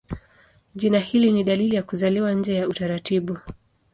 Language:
Swahili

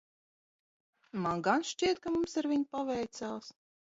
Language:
Latvian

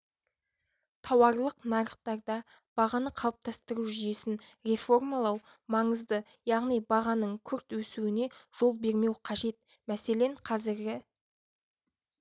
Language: Kazakh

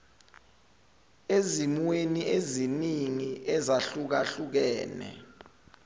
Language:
Zulu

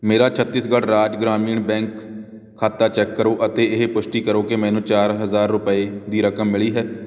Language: Punjabi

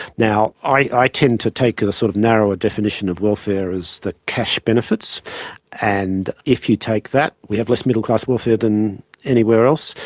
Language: English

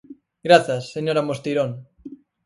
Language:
Galician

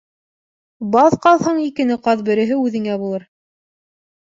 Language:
Bashkir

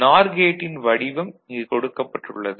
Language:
Tamil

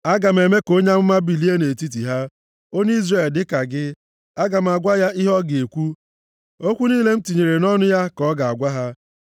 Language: Igbo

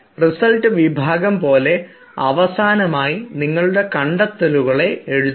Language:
Malayalam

